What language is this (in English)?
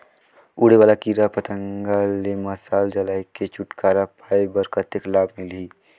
Chhattisgarhi